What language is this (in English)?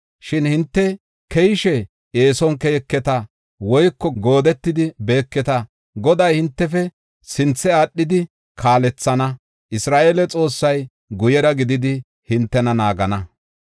Gofa